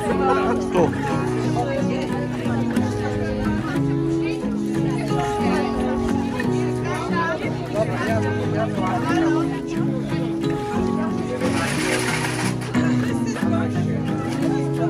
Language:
Polish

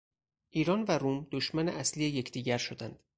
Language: Persian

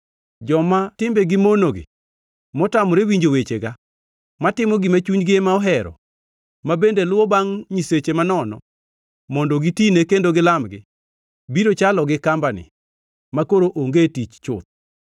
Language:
Luo (Kenya and Tanzania)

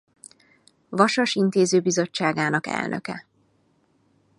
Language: Hungarian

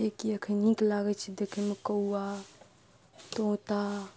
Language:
Maithili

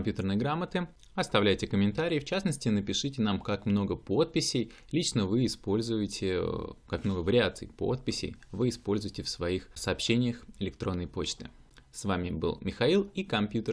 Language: Russian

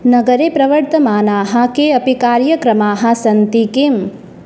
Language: Sanskrit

